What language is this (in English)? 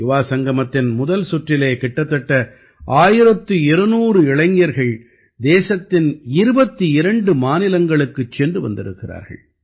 Tamil